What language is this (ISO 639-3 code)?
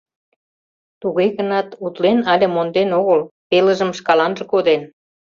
chm